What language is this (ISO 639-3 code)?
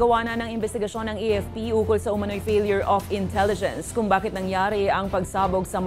fil